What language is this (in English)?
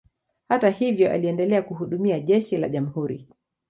Swahili